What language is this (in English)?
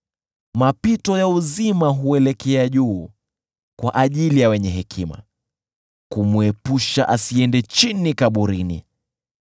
Swahili